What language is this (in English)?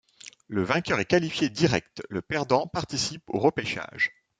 French